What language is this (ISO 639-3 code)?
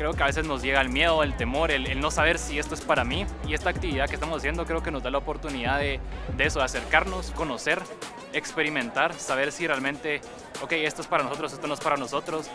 spa